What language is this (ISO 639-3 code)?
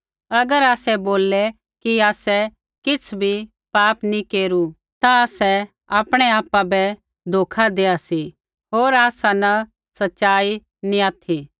kfx